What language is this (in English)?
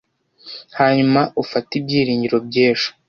Kinyarwanda